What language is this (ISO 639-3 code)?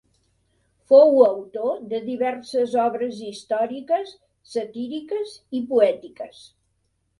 cat